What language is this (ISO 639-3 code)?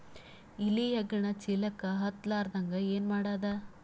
kan